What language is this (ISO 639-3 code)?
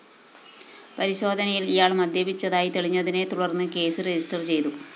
mal